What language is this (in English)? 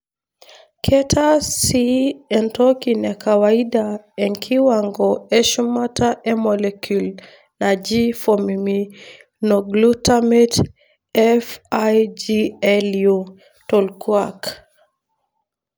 Masai